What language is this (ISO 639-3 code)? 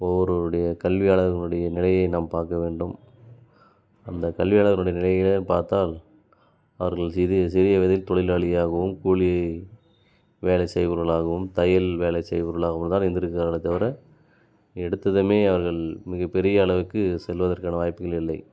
tam